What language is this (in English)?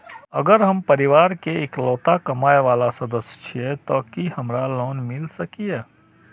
Maithili